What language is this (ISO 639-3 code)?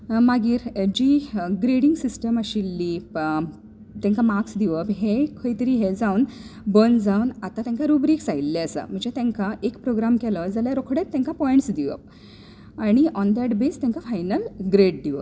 kok